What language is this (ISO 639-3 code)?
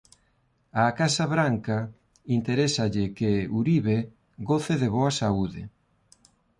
glg